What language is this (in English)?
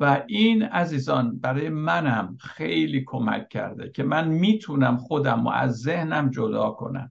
Persian